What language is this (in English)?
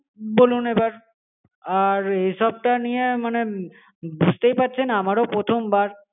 Bangla